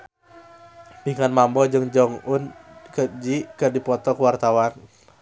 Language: Sundanese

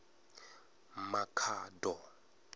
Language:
Venda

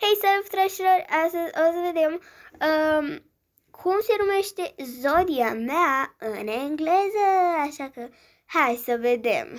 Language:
Romanian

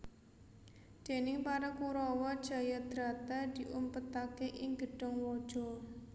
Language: Javanese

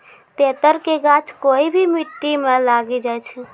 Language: Maithili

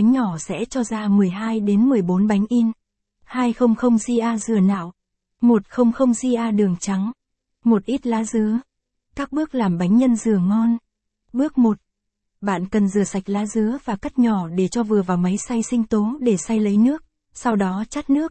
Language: Vietnamese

